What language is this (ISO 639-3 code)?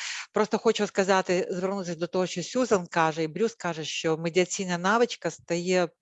ukr